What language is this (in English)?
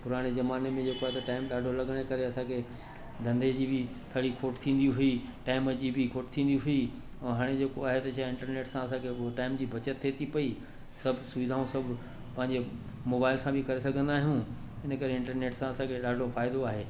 Sindhi